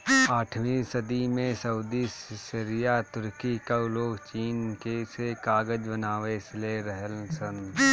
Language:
Bhojpuri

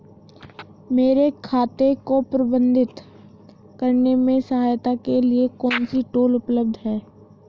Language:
Hindi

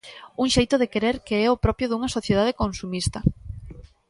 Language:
Galician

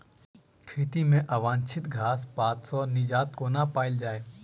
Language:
Maithili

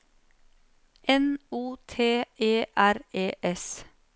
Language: Norwegian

